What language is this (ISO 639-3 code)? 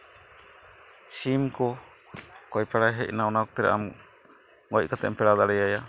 sat